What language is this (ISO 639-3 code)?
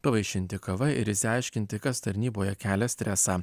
lit